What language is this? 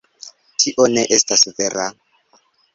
Esperanto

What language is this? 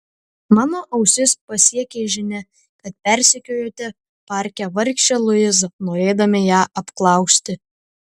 Lithuanian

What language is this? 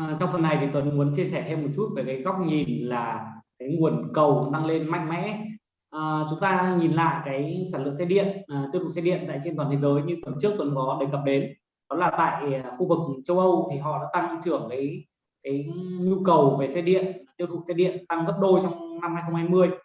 Vietnamese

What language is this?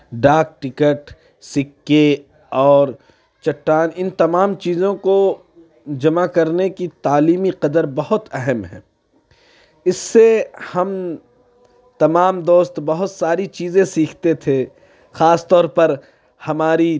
Urdu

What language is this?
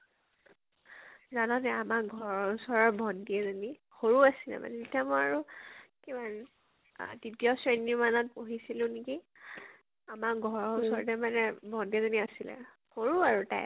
Assamese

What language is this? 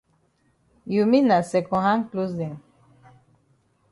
Cameroon Pidgin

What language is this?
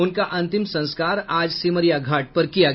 Hindi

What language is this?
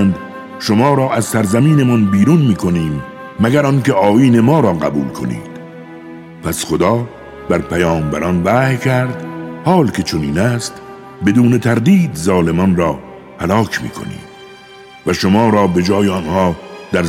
Persian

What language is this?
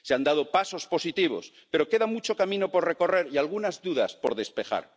Spanish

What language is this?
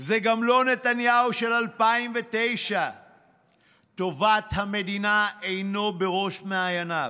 Hebrew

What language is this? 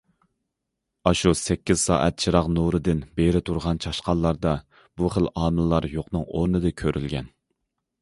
Uyghur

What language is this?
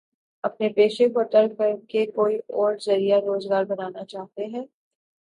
Urdu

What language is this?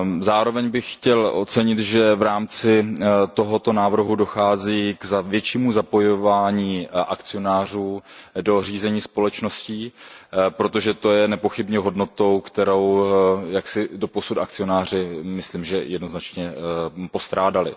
Czech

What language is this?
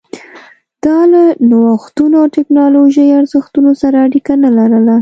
Pashto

